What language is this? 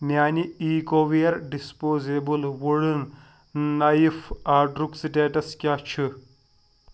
Kashmiri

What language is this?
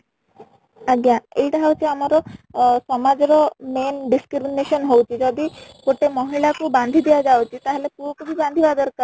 Odia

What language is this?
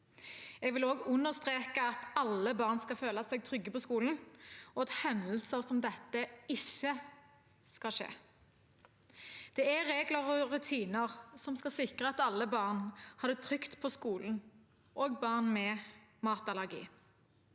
Norwegian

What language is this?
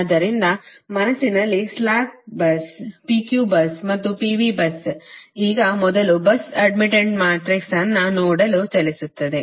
Kannada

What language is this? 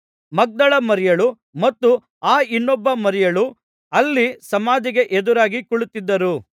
Kannada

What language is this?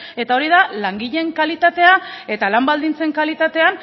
Basque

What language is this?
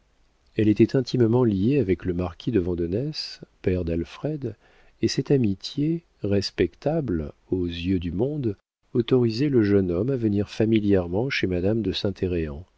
French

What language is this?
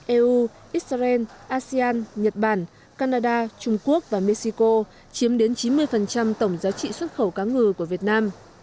Vietnamese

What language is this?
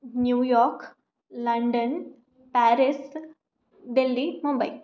Sanskrit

